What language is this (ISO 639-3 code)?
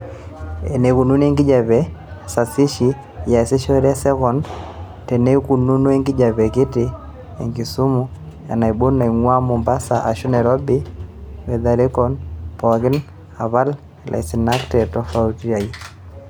mas